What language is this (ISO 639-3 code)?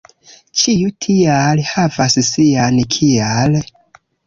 epo